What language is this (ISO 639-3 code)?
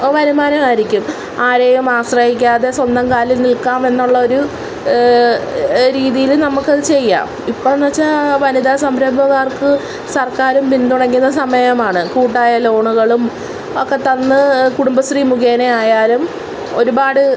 mal